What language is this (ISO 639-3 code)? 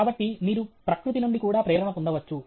tel